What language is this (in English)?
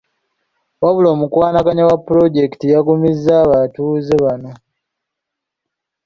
Ganda